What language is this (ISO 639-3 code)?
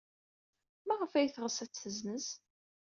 kab